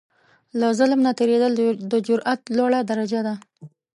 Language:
Pashto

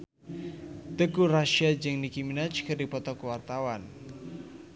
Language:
Sundanese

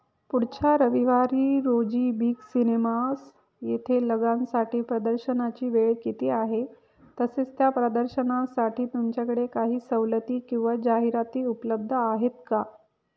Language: Marathi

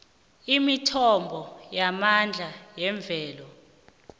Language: South Ndebele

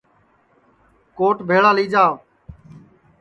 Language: Sansi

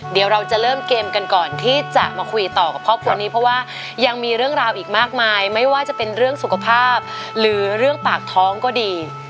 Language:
Thai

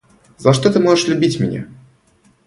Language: Russian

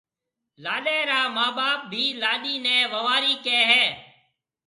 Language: Marwari (Pakistan)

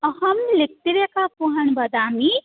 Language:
Sanskrit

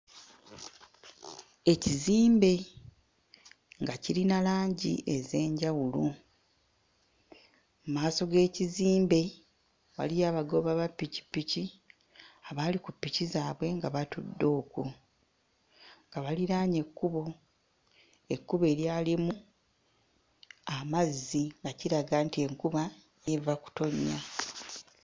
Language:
Ganda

